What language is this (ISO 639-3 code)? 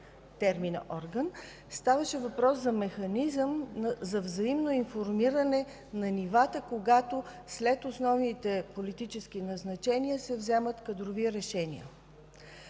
bul